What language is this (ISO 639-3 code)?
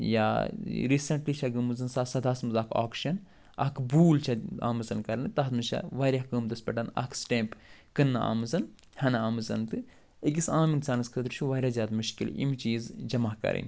kas